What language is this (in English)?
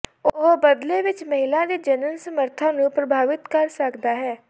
Punjabi